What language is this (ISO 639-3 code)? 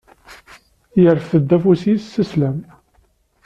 kab